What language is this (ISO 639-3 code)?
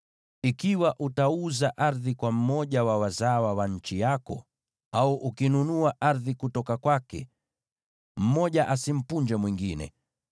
swa